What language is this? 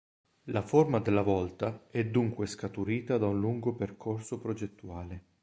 Italian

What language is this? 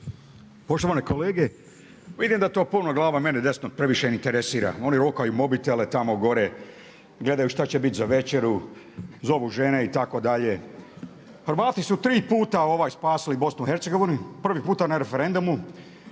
Croatian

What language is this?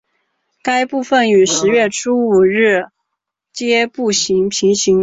Chinese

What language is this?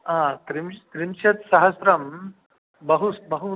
Sanskrit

